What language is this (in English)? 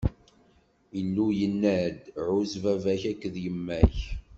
Kabyle